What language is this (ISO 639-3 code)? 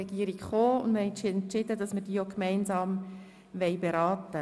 gsw